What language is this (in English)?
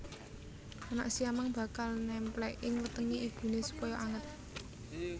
Javanese